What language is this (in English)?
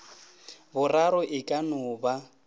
Northern Sotho